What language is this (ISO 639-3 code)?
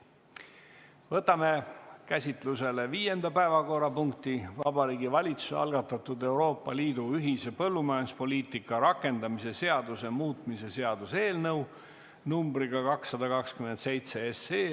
est